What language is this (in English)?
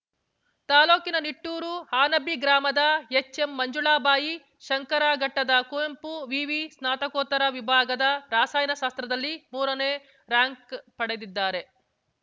Kannada